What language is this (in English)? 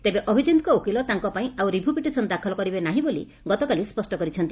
Odia